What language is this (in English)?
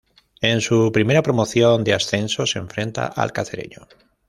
Spanish